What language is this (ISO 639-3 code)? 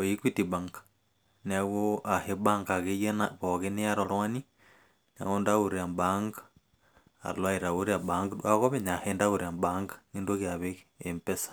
mas